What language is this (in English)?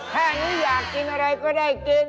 Thai